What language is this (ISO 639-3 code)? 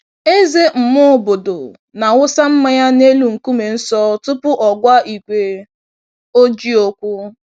ibo